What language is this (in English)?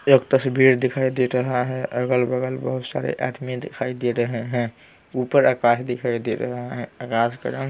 Hindi